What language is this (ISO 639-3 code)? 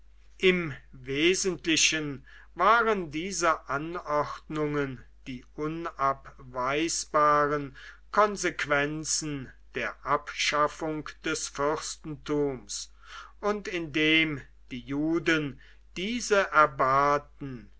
deu